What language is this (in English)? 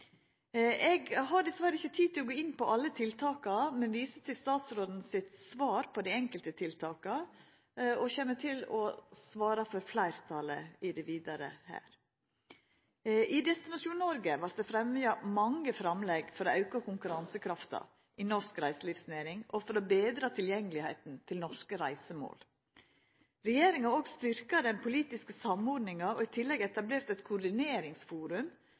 Norwegian Nynorsk